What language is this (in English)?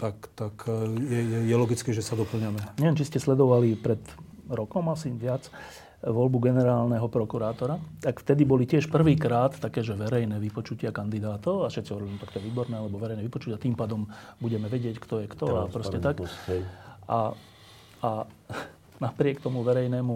Slovak